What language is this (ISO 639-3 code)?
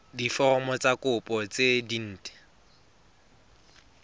tsn